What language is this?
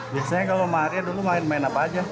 Indonesian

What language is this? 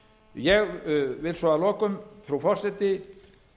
Icelandic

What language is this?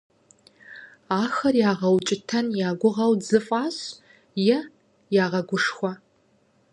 Kabardian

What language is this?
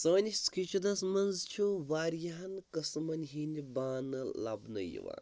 Kashmiri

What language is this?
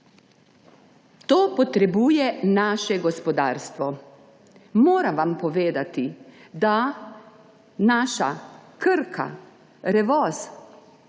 Slovenian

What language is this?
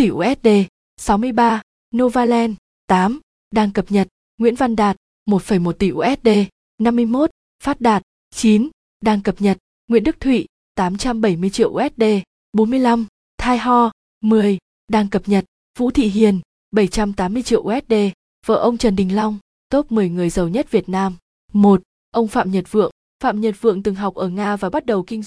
Vietnamese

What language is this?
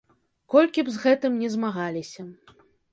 Belarusian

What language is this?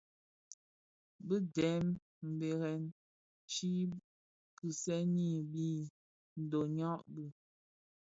Bafia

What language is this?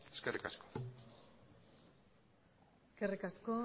Basque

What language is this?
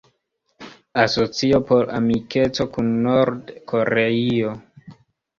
Esperanto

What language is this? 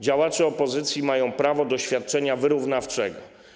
Polish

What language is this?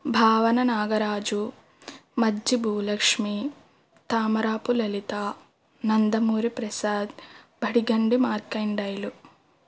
Telugu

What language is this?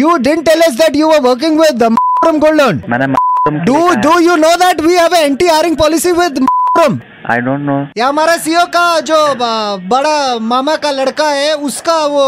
Hindi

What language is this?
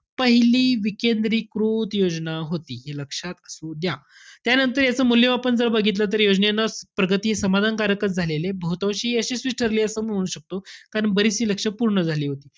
Marathi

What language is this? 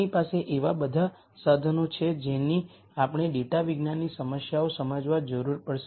Gujarati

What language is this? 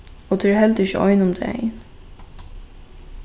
Faroese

